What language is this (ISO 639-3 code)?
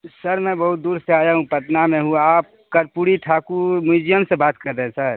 urd